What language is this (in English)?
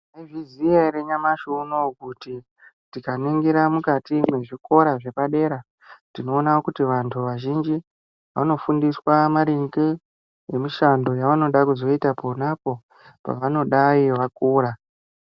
Ndau